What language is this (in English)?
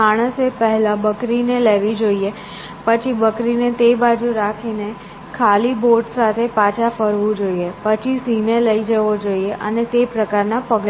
Gujarati